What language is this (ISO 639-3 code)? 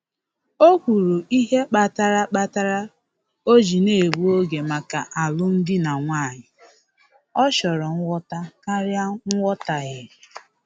ibo